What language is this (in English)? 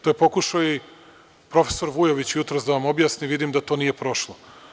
Serbian